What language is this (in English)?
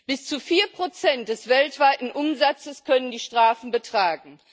German